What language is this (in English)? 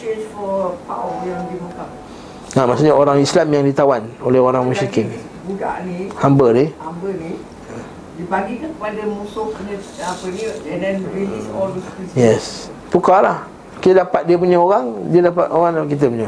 Malay